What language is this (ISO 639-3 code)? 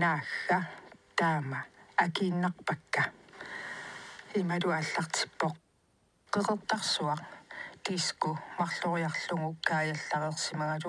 ara